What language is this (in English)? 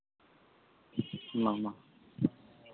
Santali